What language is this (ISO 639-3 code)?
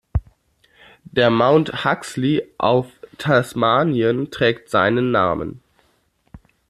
deu